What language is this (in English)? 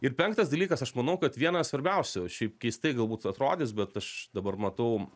Lithuanian